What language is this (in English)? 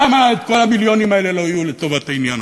Hebrew